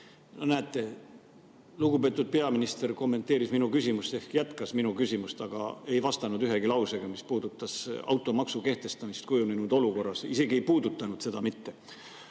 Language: Estonian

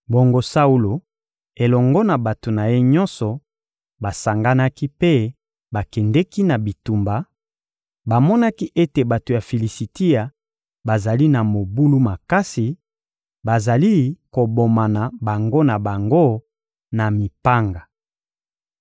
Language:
Lingala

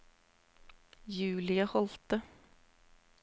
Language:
Norwegian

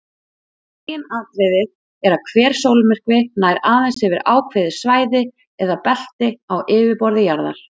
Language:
Icelandic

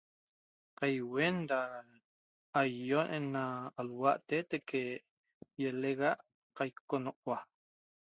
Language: Toba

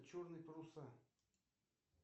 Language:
Russian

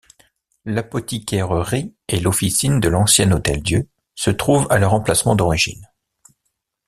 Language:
French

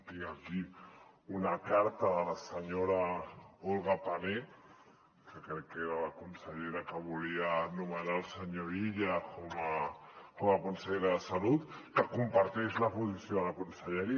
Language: Catalan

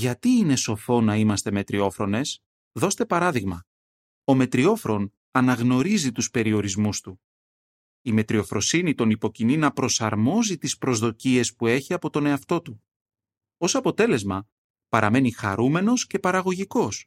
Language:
Greek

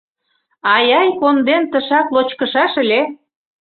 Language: Mari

